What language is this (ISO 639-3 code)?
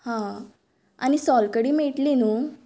kok